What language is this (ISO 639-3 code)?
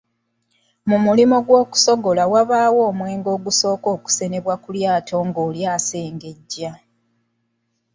lug